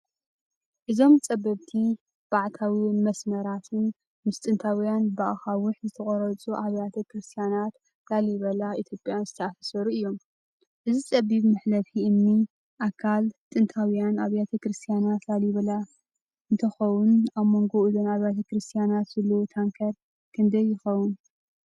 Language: Tigrinya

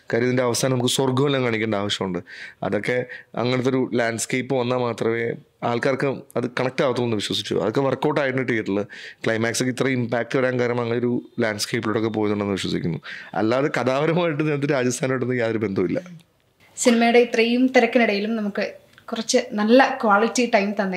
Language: Malayalam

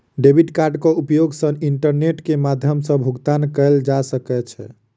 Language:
Maithili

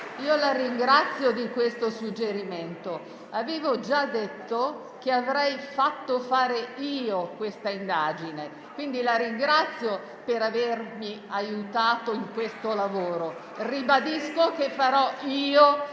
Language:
Italian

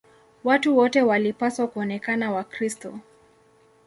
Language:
Swahili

